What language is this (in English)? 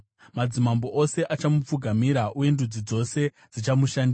Shona